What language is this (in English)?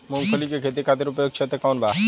Bhojpuri